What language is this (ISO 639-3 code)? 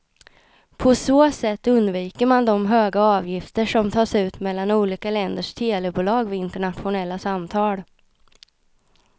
swe